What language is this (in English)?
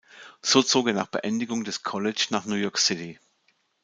German